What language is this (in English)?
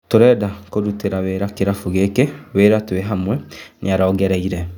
Kikuyu